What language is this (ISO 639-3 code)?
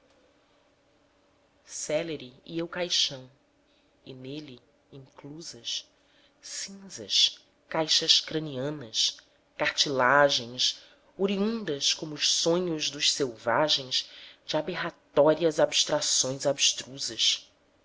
por